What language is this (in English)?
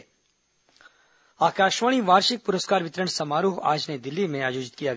Hindi